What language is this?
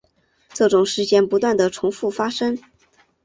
Chinese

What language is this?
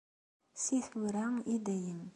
Kabyle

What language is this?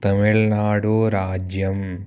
Sanskrit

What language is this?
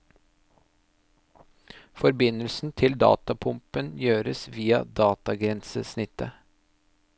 Norwegian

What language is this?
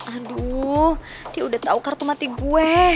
Indonesian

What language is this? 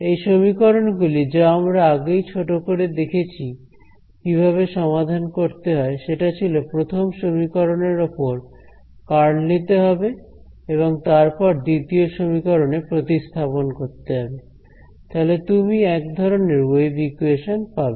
Bangla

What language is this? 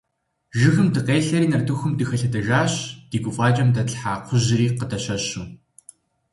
Kabardian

